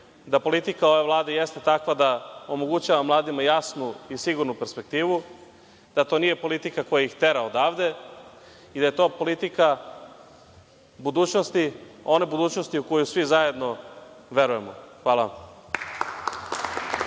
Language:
Serbian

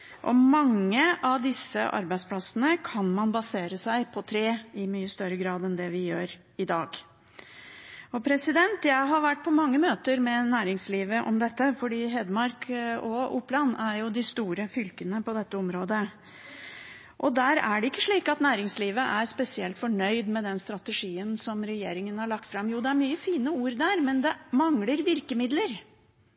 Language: Norwegian Bokmål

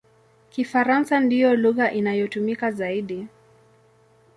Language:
Swahili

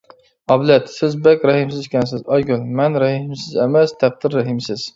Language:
Uyghur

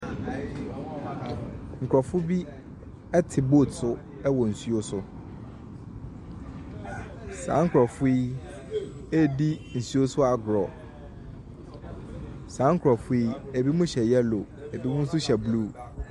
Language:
Akan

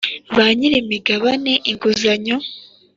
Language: Kinyarwanda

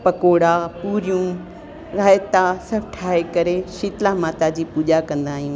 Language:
Sindhi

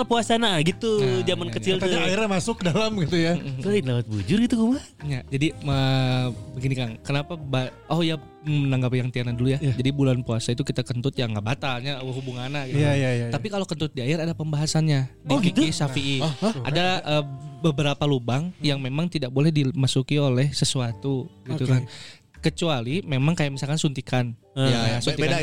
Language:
Indonesian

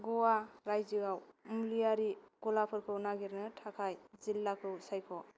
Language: Bodo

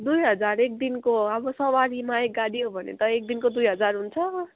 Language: Nepali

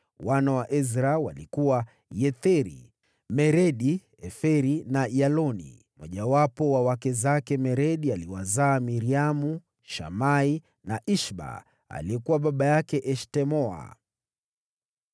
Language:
Swahili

